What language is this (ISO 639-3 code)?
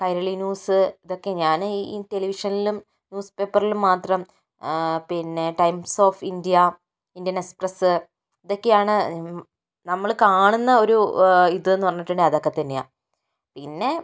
mal